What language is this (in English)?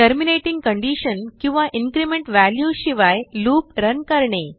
Marathi